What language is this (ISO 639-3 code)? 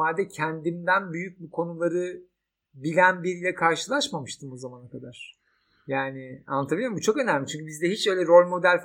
tur